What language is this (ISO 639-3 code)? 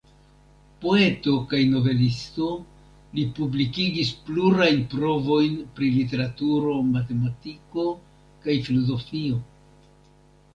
epo